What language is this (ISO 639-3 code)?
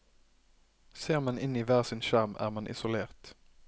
nor